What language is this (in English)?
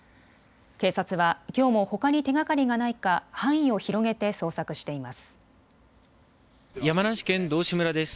Japanese